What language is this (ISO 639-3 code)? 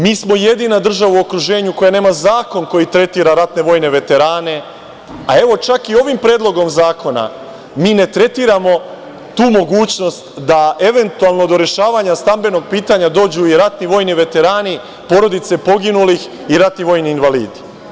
srp